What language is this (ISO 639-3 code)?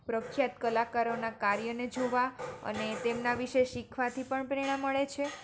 guj